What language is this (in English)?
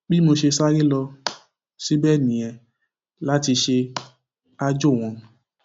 Yoruba